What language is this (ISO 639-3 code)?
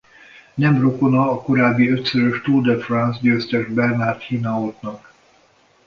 hun